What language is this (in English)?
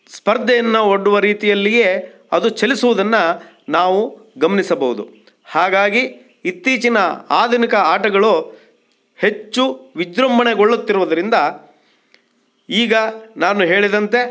Kannada